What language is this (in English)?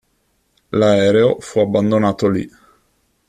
Italian